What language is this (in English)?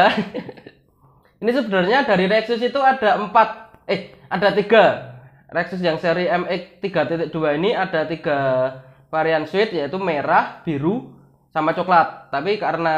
Indonesian